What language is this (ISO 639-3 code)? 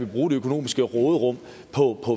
dan